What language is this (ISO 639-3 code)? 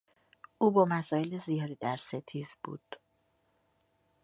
fas